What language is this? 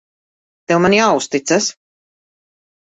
Latvian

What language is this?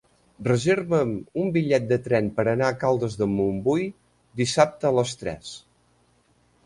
Catalan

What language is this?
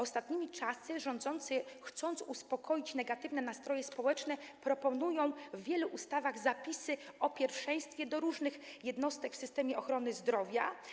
Polish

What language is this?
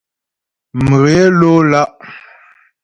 Ghomala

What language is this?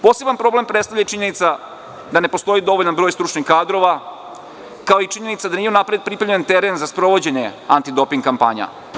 Serbian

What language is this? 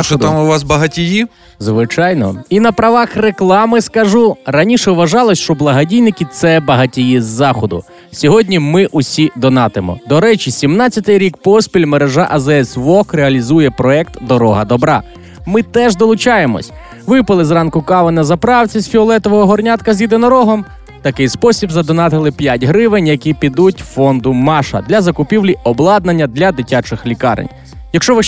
Ukrainian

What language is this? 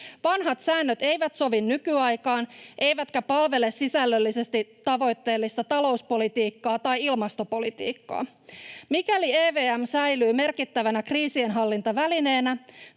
Finnish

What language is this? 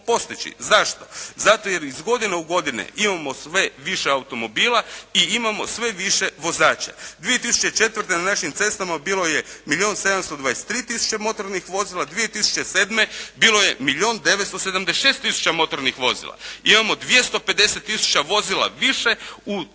Croatian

